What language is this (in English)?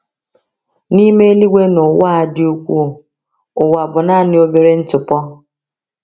Igbo